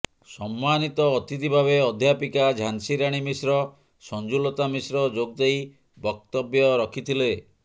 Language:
Odia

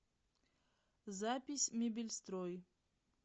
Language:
Russian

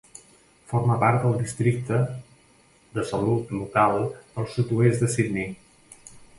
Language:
Catalan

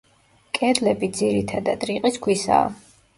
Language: Georgian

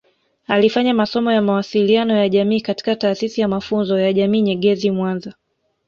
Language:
Swahili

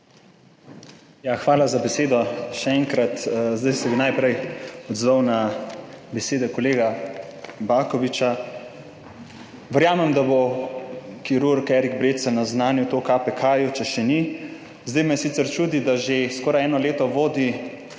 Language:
Slovenian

